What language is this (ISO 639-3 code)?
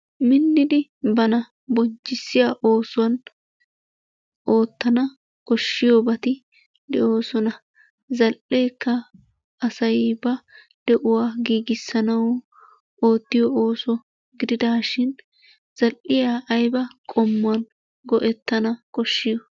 wal